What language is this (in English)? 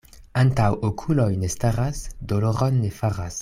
Esperanto